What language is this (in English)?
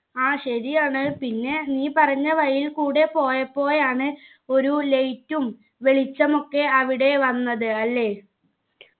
Malayalam